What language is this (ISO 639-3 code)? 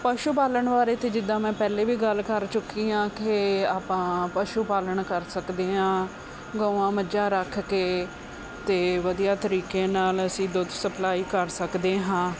pan